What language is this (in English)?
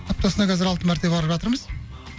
Kazakh